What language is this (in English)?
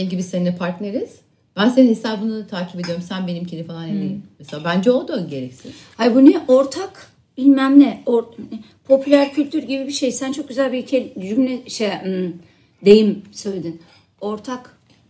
Turkish